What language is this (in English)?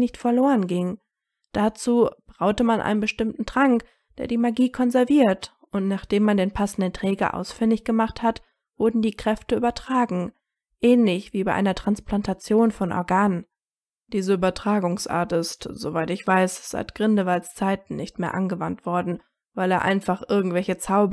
German